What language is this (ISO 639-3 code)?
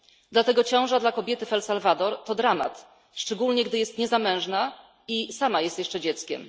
pol